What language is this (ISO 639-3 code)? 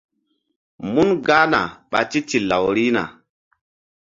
mdd